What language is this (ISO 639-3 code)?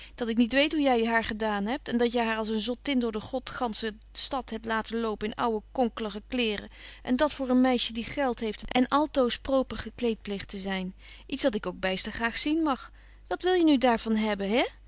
nld